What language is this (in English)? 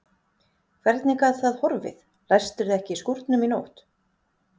Icelandic